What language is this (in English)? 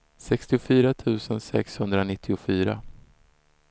Swedish